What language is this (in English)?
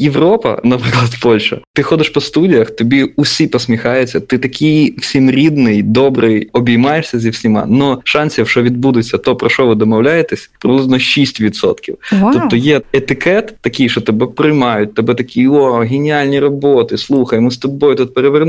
Ukrainian